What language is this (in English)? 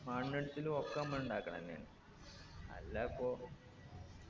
Malayalam